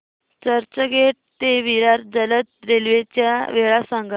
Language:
Marathi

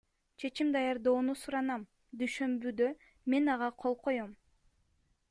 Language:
Kyrgyz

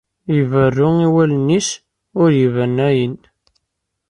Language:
Kabyle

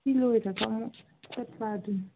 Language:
Manipuri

